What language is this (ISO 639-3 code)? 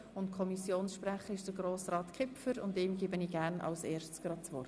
gsw